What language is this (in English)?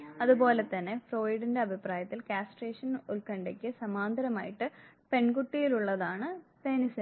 Malayalam